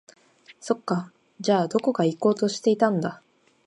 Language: Japanese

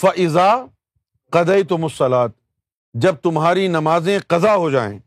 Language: Urdu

